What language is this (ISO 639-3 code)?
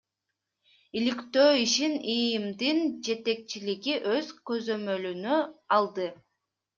kir